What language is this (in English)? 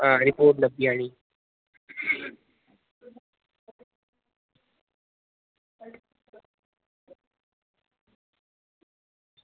Dogri